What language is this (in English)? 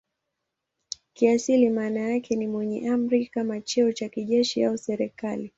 Swahili